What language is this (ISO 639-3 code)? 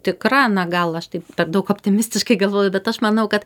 lit